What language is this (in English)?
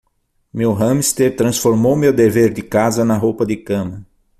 Portuguese